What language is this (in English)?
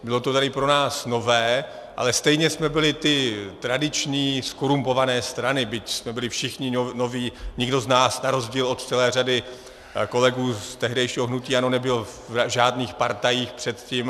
Czech